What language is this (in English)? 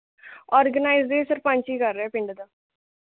Punjabi